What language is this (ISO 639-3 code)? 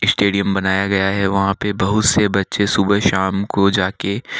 hin